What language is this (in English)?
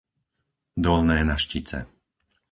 Slovak